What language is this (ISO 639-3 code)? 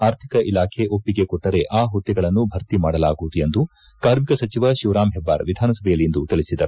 kan